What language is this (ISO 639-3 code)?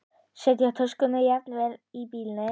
isl